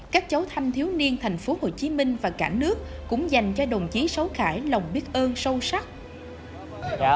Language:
Vietnamese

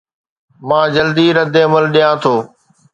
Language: Sindhi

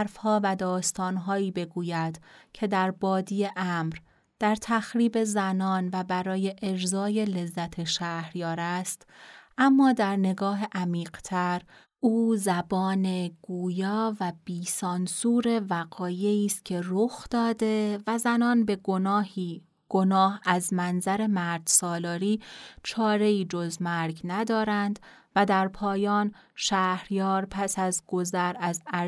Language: Persian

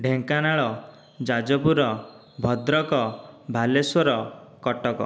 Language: Odia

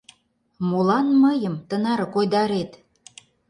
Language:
Mari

